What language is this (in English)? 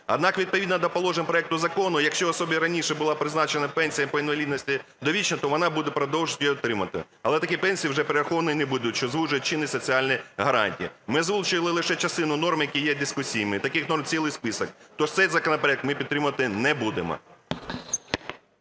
Ukrainian